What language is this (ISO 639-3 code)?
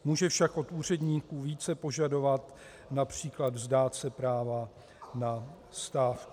ces